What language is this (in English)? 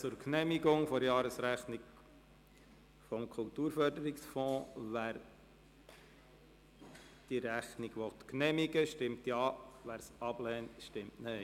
Swiss German